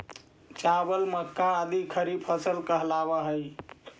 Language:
Magahi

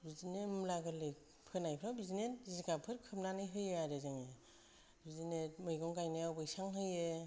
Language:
Bodo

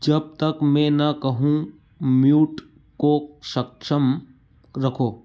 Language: Hindi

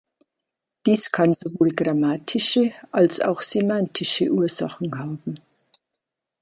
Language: German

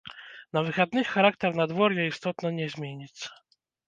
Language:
Belarusian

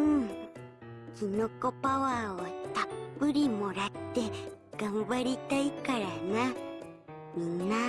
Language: Japanese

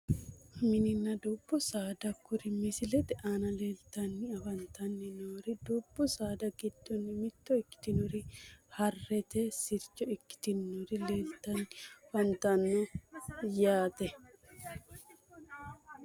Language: Sidamo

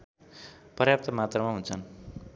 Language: Nepali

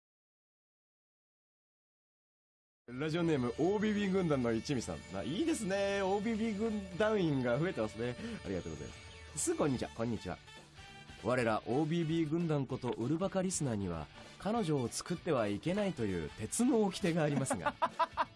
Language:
Japanese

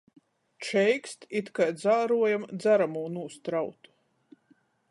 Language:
Latgalian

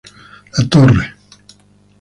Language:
Spanish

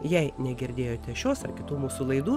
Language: Lithuanian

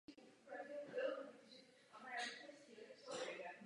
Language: Czech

